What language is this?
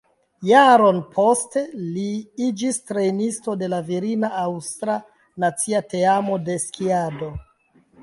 Esperanto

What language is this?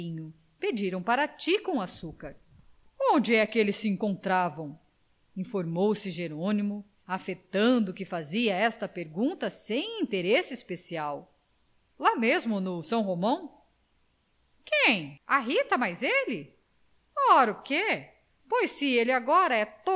Portuguese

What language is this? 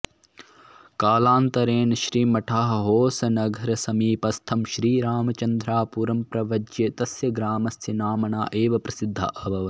Sanskrit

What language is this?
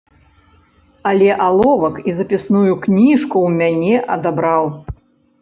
Belarusian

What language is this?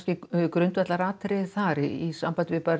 Icelandic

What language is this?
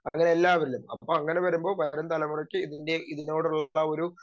Malayalam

